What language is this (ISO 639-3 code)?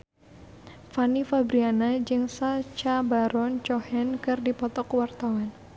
sun